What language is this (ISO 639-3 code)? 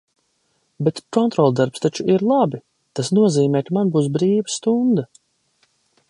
lav